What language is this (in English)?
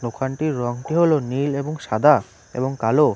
Bangla